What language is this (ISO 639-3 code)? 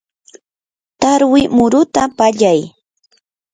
qur